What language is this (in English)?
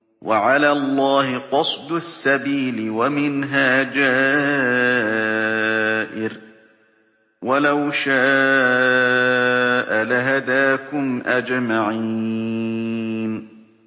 Arabic